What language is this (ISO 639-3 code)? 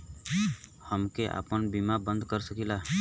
bho